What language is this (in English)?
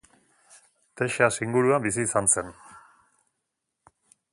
Basque